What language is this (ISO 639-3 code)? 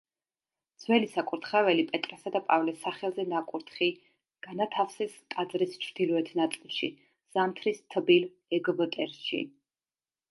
kat